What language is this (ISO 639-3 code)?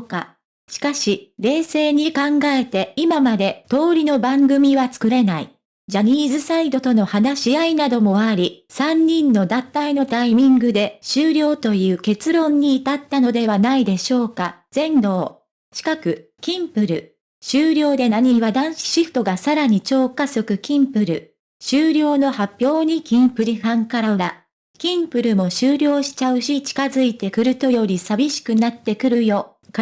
jpn